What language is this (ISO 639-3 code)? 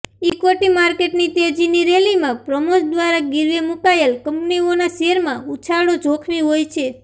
guj